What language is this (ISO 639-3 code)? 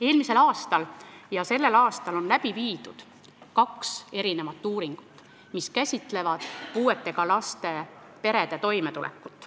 est